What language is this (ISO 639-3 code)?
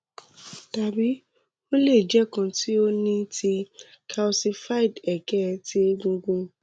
yor